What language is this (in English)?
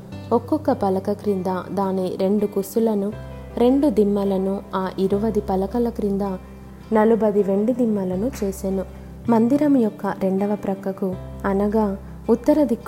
Telugu